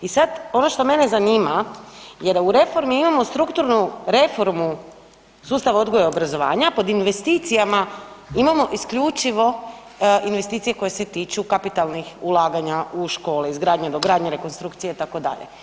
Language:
Croatian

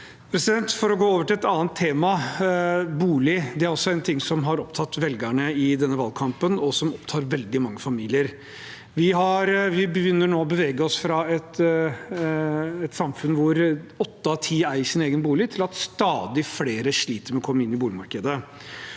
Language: Norwegian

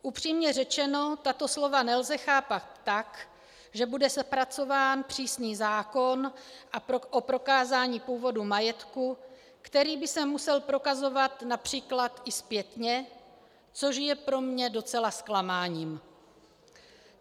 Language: Czech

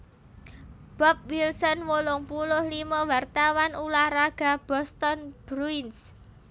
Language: Javanese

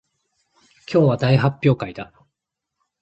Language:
Japanese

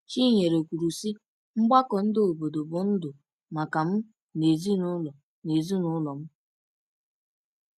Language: Igbo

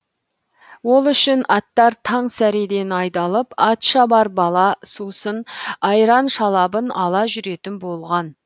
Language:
Kazakh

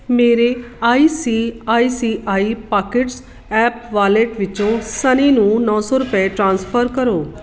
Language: Punjabi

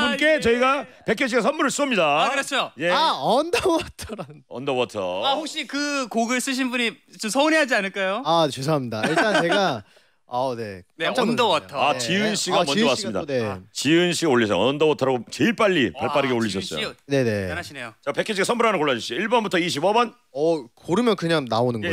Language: Korean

